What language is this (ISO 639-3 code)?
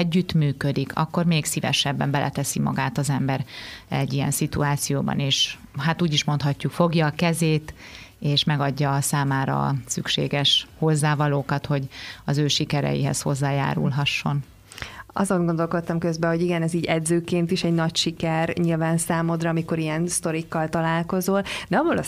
hun